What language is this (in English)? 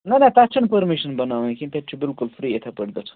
Kashmiri